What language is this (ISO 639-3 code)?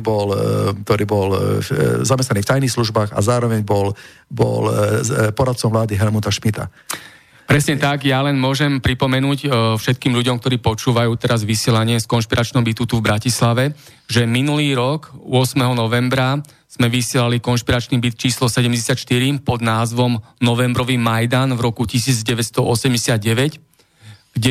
slk